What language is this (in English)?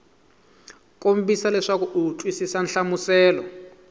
Tsonga